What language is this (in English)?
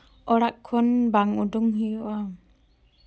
Santali